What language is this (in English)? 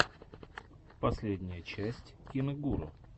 Russian